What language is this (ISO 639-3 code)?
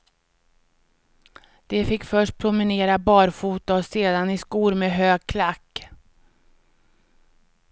swe